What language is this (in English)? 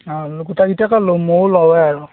Assamese